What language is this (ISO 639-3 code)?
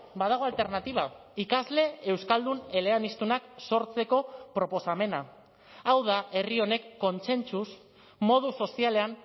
eus